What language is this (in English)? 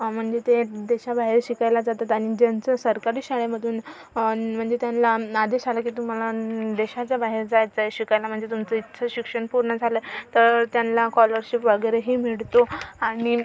Marathi